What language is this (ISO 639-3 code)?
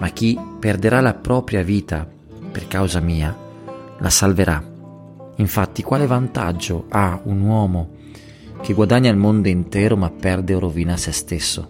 ita